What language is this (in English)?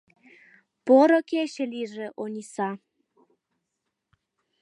Mari